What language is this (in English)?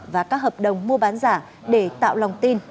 Vietnamese